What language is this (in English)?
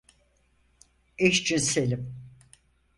Turkish